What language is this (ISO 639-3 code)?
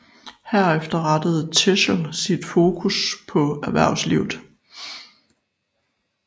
dan